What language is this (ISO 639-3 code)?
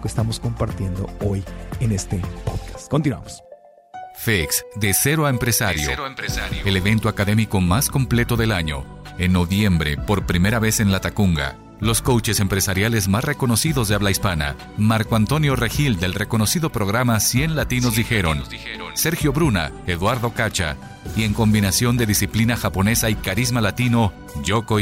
spa